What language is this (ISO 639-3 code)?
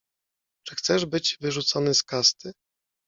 pol